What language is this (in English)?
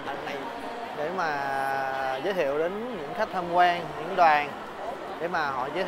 Vietnamese